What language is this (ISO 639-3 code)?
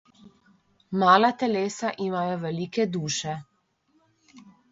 slv